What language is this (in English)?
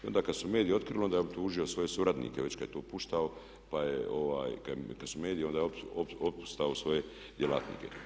Croatian